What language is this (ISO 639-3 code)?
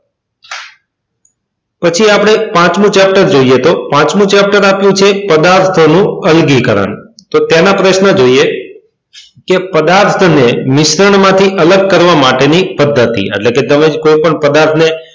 guj